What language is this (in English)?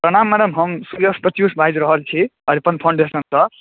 Maithili